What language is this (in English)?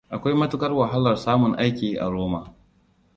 Hausa